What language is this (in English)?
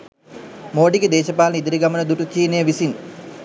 Sinhala